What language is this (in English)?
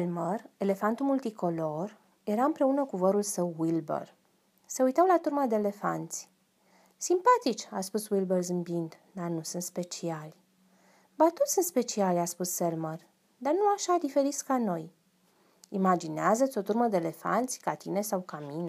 Romanian